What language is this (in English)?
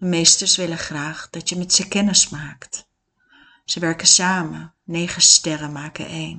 Dutch